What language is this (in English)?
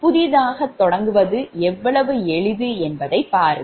Tamil